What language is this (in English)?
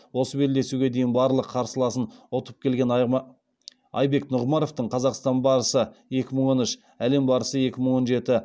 Kazakh